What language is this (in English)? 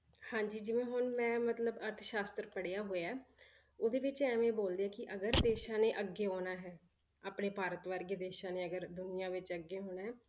Punjabi